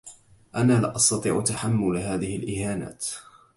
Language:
Arabic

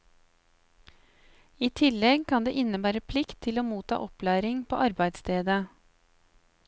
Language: Norwegian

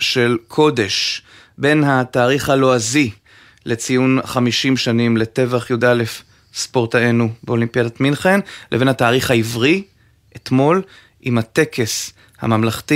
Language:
Hebrew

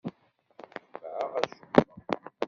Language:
Kabyle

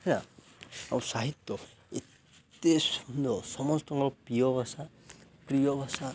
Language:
Odia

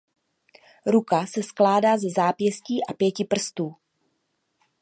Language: Czech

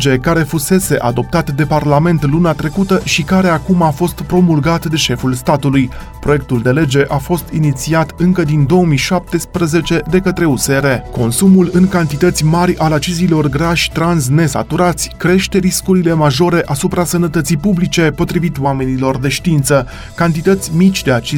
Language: Romanian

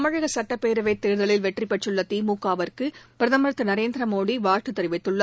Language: Tamil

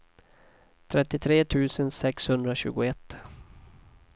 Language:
Swedish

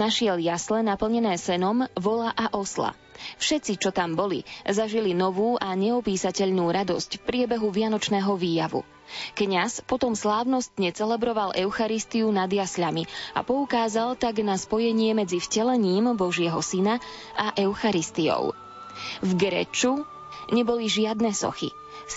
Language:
Slovak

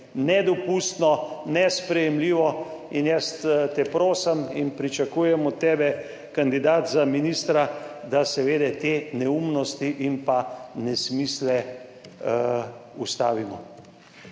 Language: Slovenian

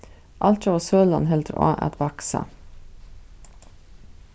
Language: Faroese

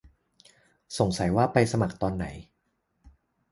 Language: Thai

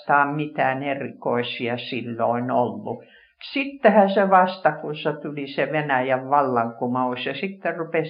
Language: Finnish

